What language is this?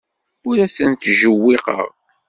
Kabyle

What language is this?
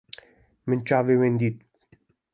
Kurdish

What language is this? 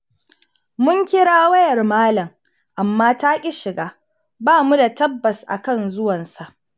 Hausa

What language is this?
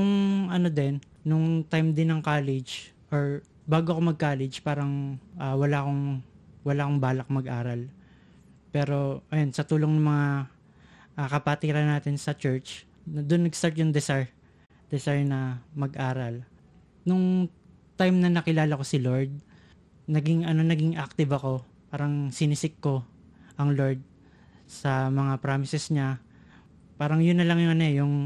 Filipino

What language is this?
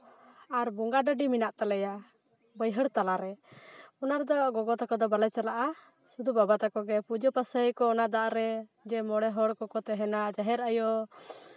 Santali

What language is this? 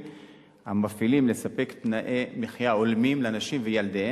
Hebrew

